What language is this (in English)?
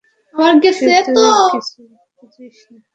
Bangla